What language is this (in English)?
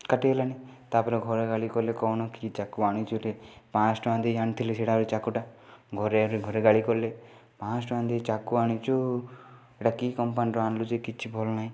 Odia